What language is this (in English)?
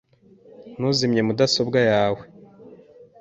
Kinyarwanda